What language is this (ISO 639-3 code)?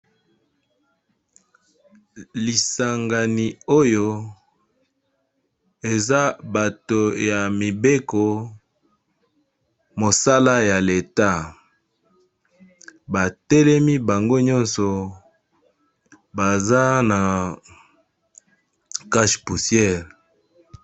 lin